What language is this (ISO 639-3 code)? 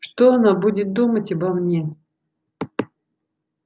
rus